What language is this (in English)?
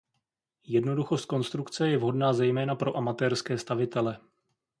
Czech